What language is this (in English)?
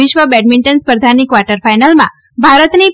Gujarati